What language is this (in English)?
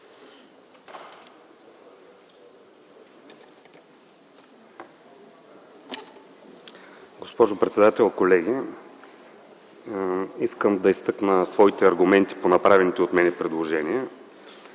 Bulgarian